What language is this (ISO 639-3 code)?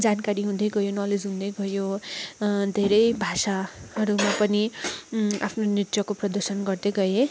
nep